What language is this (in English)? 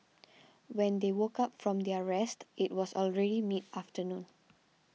English